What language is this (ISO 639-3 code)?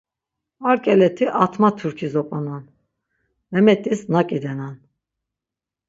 lzz